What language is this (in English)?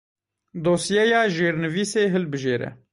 Kurdish